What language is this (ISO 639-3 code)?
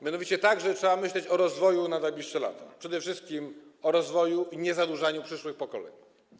pol